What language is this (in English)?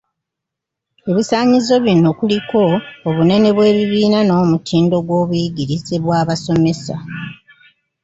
Ganda